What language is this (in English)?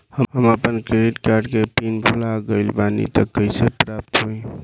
Bhojpuri